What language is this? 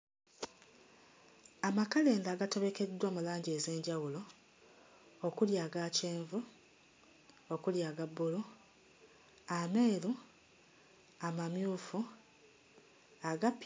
Ganda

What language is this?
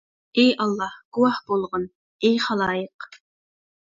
Uyghur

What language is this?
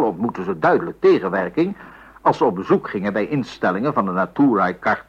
Dutch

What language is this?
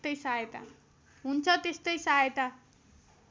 Nepali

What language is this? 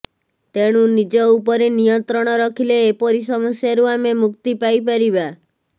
Odia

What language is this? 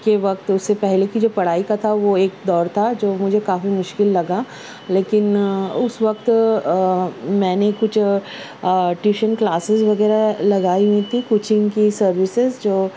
Urdu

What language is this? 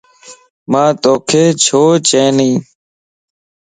Lasi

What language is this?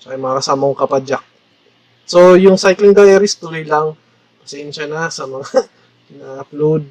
Filipino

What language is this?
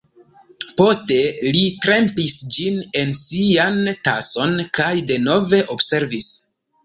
Esperanto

